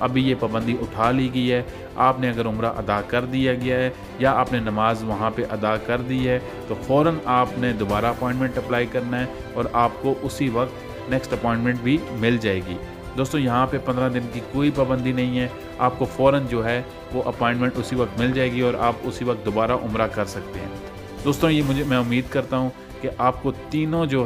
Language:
Dutch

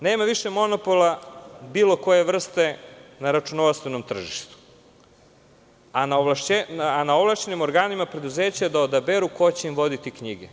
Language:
Serbian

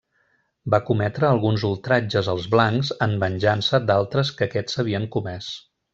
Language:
Catalan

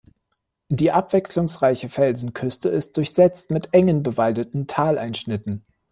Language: German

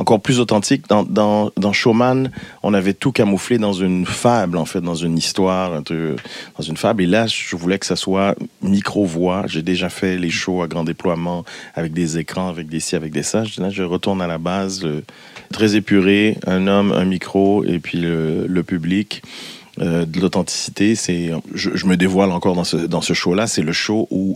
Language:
French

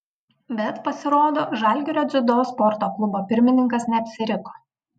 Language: Lithuanian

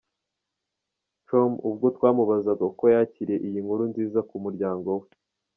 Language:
Kinyarwanda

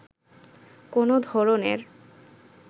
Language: Bangla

